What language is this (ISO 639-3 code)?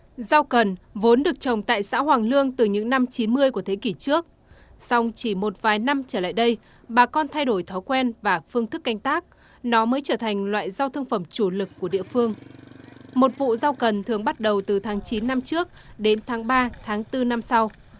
vie